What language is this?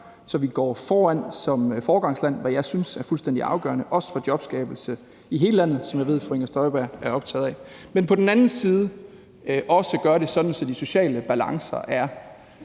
Danish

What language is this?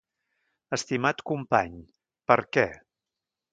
Catalan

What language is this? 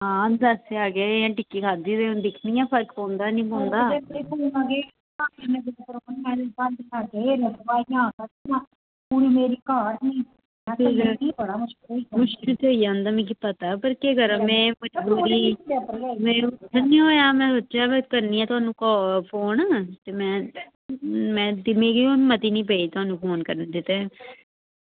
Dogri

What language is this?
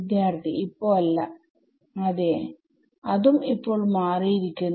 Malayalam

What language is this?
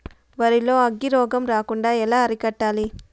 Telugu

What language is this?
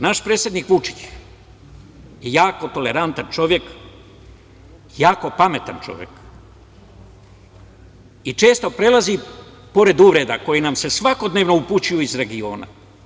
Serbian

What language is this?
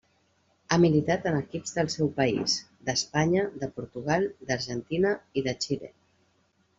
Catalan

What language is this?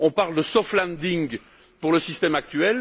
French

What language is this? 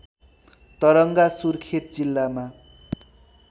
Nepali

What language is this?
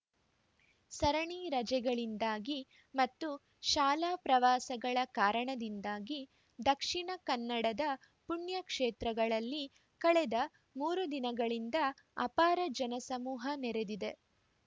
Kannada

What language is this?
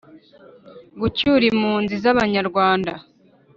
Kinyarwanda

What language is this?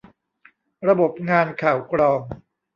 Thai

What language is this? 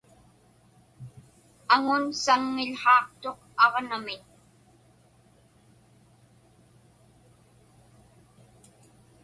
Inupiaq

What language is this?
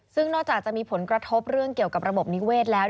Thai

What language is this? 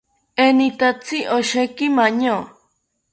South Ucayali Ashéninka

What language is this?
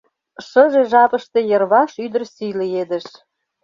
Mari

